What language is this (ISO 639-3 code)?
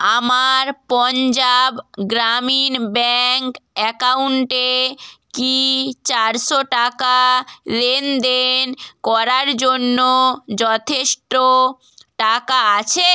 ben